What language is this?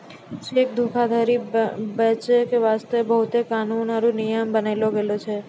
Maithili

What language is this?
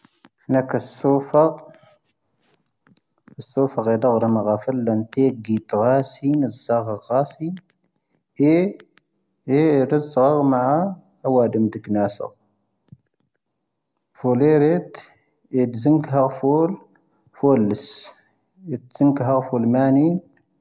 Tahaggart Tamahaq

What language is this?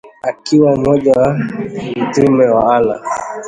Swahili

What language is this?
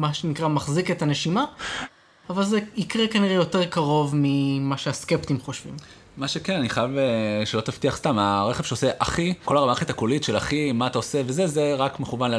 Hebrew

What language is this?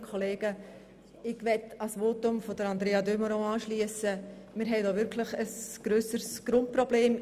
Swiss German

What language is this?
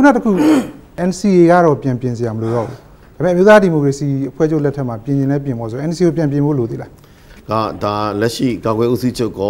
Korean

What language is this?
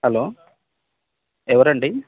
Telugu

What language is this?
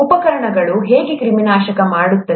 Kannada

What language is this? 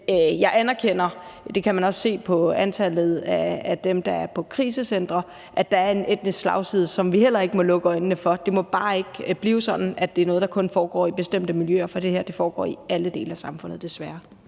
Danish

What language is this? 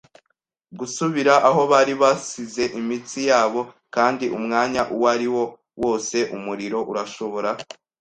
Kinyarwanda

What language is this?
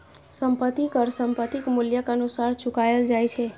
Maithili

